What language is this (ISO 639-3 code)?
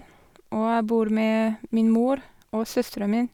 nor